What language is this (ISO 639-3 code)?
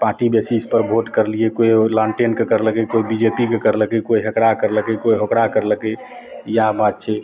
mai